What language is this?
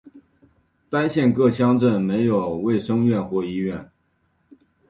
Chinese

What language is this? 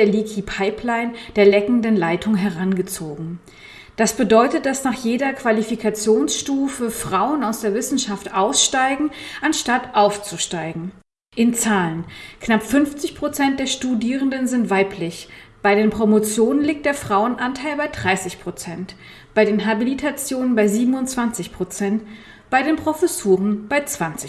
German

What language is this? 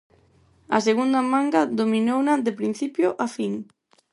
Galician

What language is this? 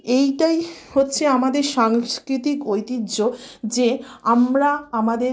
Bangla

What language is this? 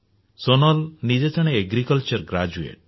Odia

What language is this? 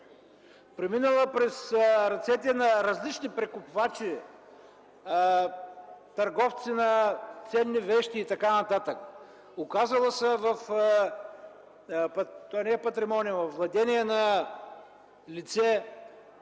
Bulgarian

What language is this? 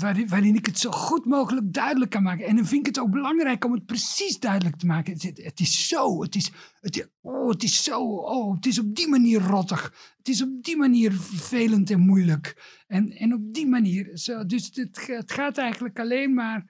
Dutch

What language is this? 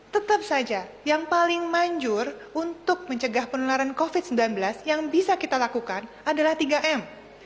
Indonesian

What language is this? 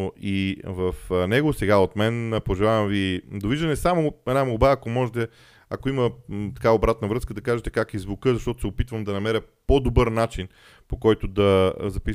Bulgarian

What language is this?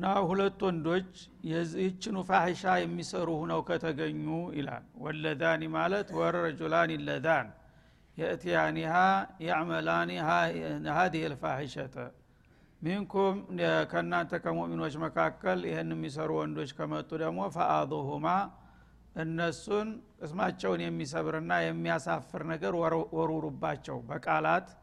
Amharic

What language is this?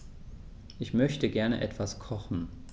German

